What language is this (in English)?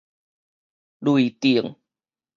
Min Nan Chinese